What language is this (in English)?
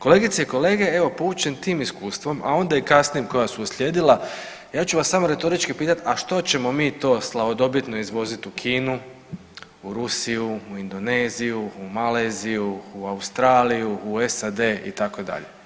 Croatian